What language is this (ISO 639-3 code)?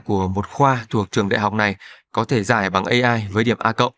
vie